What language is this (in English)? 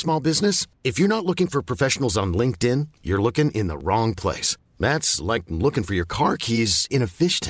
Filipino